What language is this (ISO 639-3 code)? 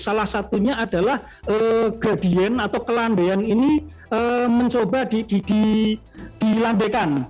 ind